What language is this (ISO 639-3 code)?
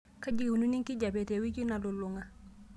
mas